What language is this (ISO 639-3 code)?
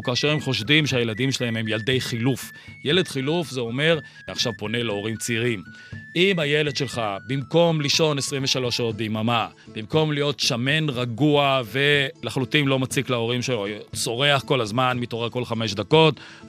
heb